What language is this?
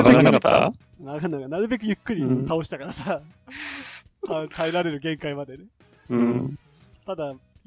Japanese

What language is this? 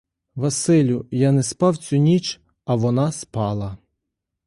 Ukrainian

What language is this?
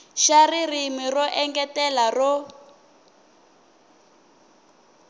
Tsonga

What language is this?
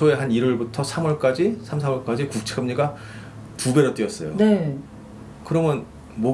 Korean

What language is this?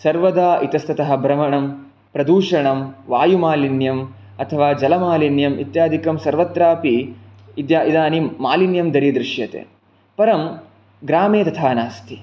Sanskrit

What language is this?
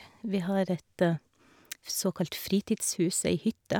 Norwegian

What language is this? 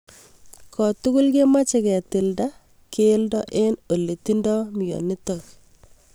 Kalenjin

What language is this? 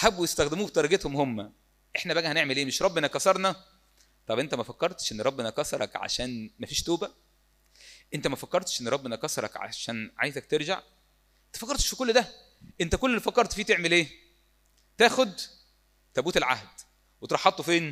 Arabic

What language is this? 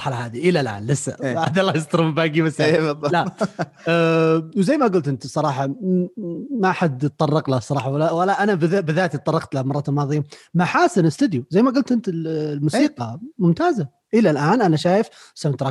Arabic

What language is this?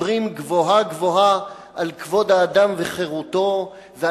Hebrew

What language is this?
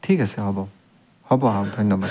Assamese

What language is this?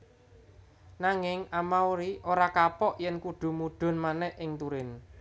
Javanese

